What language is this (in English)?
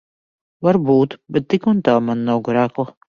Latvian